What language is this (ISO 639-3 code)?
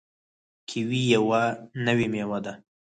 pus